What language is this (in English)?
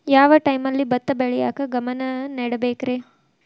Kannada